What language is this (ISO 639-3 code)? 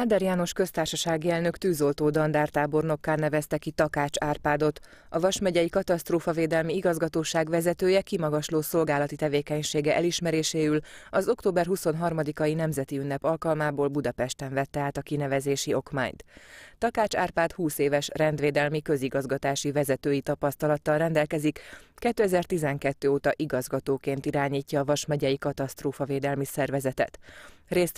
hun